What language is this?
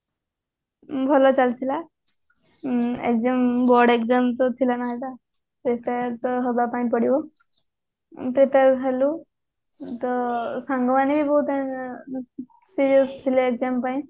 Odia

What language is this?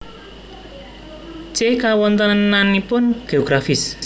Javanese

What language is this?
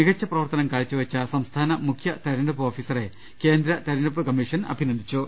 Malayalam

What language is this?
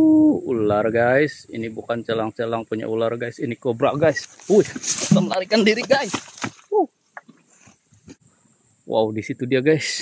Indonesian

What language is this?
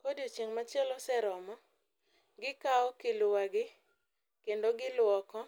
Luo (Kenya and Tanzania)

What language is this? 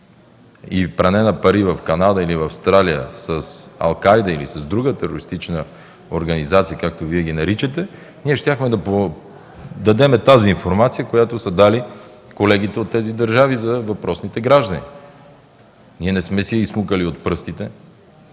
Bulgarian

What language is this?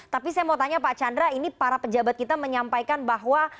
Indonesian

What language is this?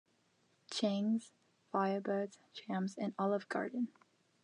English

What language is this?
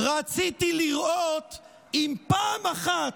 Hebrew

